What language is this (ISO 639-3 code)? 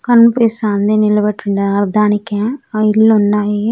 tel